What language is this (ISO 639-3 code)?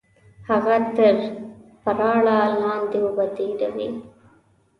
pus